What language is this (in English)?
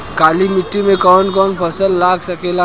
Bhojpuri